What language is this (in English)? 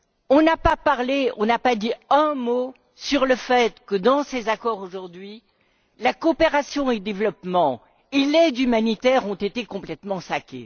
French